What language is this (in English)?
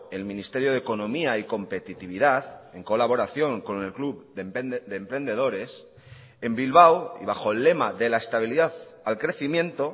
Spanish